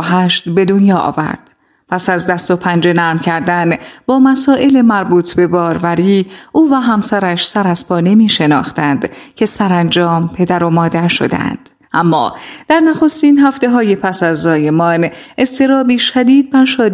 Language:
Persian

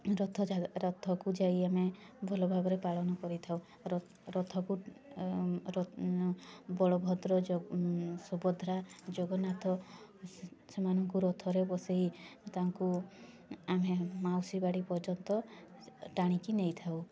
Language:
Odia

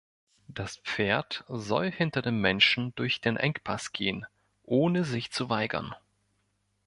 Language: German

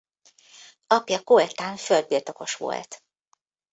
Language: Hungarian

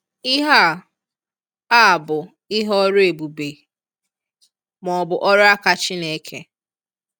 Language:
Igbo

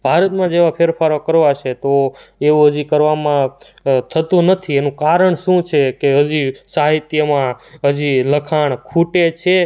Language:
Gujarati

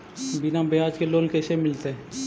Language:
Magahi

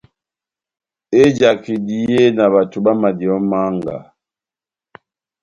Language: Batanga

